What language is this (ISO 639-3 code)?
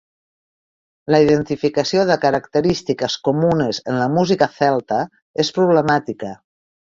cat